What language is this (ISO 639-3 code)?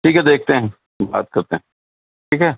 urd